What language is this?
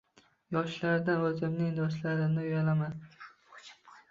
Uzbek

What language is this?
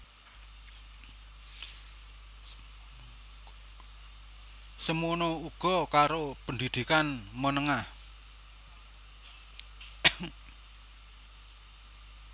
Javanese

